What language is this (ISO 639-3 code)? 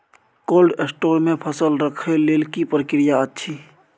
mai